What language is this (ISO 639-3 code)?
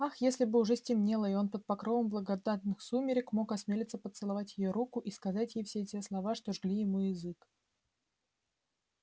rus